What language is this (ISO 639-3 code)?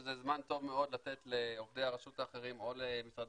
heb